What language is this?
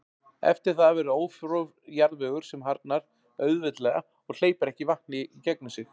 Icelandic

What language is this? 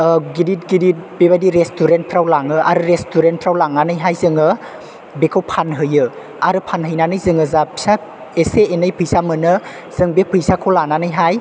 Bodo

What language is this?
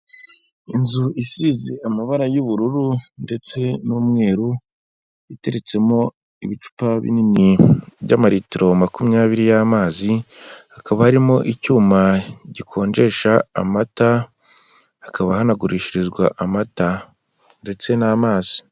Kinyarwanda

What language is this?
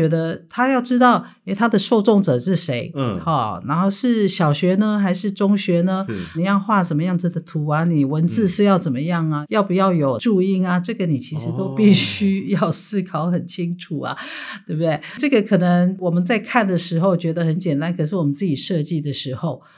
Chinese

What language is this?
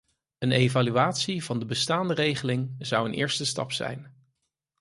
Dutch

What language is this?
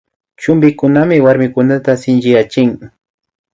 Imbabura Highland Quichua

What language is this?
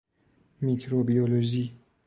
Persian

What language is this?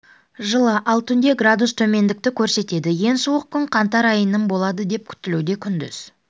Kazakh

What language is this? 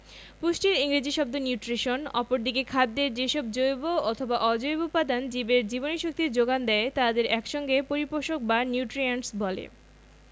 Bangla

